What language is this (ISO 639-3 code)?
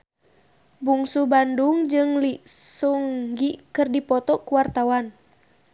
sun